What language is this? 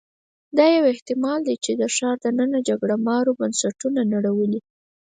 Pashto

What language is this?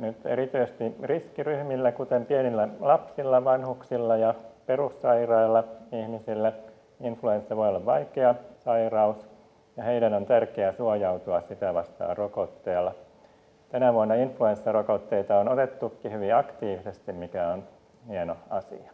Finnish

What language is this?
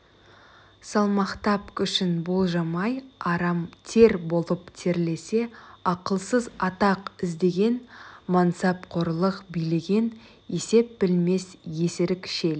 Kazakh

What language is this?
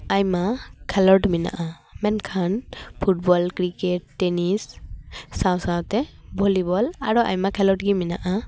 Santali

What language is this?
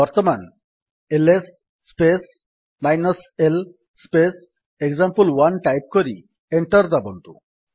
Odia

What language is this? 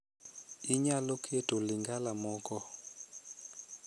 Luo (Kenya and Tanzania)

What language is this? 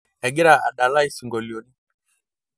Masai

